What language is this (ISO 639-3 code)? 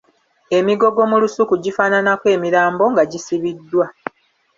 lug